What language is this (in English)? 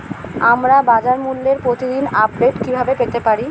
Bangla